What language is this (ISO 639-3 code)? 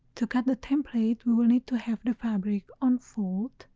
eng